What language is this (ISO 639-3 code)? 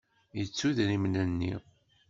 kab